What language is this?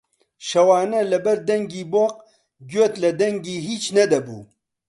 Central Kurdish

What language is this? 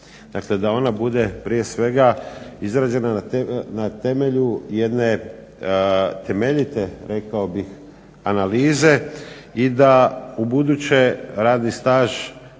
Croatian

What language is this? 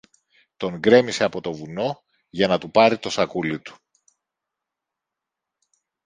Greek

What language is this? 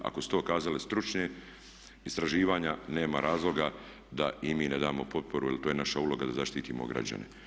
Croatian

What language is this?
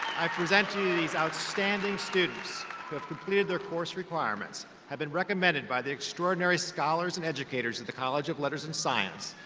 English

